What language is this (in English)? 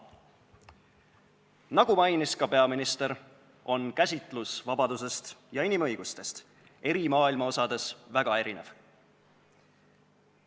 Estonian